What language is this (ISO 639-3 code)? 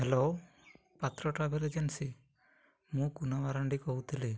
ori